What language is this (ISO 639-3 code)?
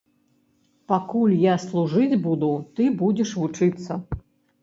bel